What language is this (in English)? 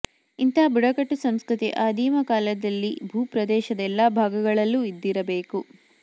Kannada